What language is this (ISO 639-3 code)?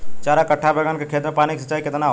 bho